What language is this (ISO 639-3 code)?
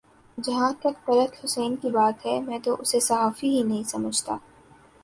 urd